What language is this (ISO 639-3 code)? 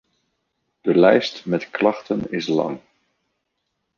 nld